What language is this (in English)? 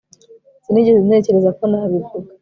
Kinyarwanda